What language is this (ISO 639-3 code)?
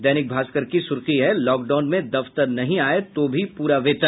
hin